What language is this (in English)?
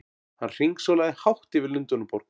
Icelandic